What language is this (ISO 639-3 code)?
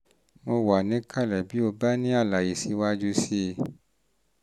yor